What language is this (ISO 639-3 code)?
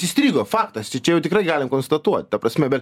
lit